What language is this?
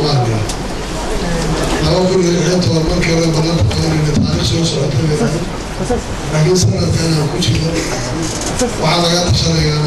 Arabic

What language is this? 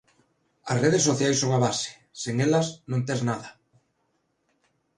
Galician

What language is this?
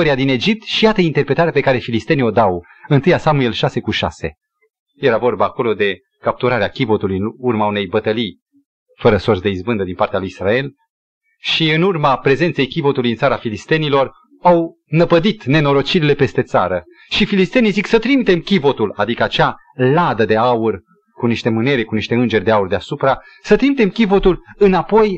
Romanian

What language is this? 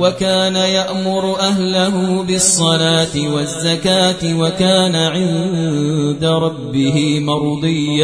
Arabic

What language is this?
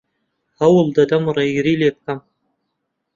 Central Kurdish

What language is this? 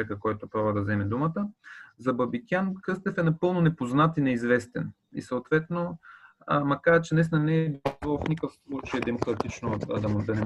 Bulgarian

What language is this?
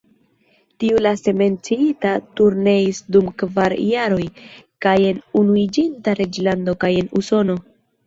Esperanto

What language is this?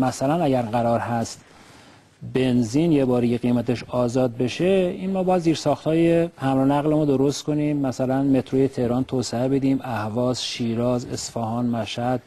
Persian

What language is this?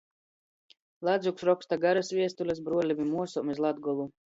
Latgalian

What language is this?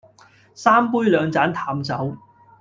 Cantonese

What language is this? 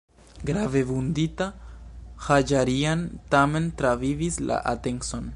Esperanto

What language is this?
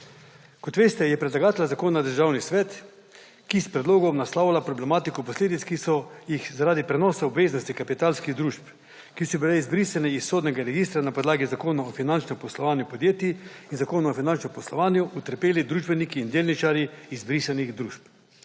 Slovenian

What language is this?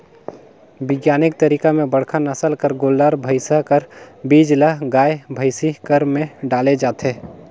Chhattisgarhi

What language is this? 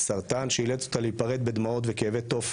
Hebrew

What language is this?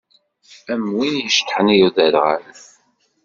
Kabyle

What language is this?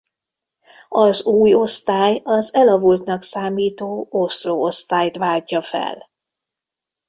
Hungarian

